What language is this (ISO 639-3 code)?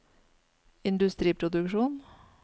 nor